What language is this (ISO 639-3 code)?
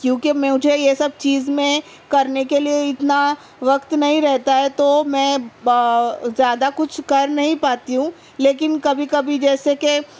urd